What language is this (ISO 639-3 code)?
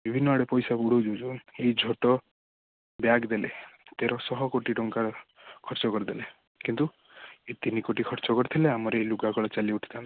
ori